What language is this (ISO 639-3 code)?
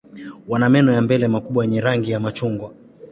swa